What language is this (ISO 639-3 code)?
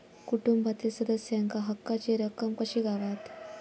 mar